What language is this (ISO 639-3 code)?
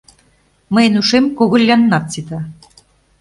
chm